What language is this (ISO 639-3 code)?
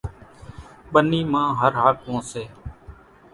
gjk